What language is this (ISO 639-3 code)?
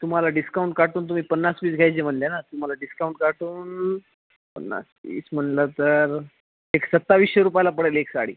mar